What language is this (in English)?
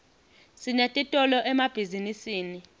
Swati